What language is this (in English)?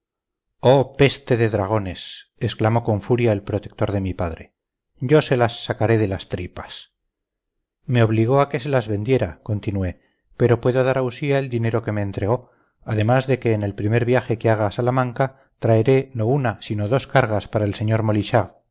Spanish